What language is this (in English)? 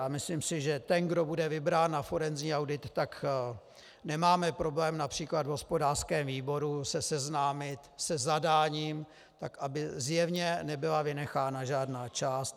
Czech